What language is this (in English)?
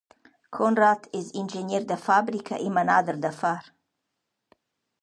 Romansh